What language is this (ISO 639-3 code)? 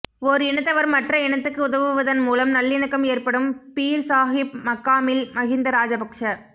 tam